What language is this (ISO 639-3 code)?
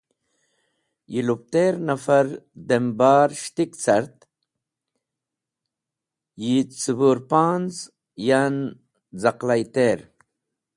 wbl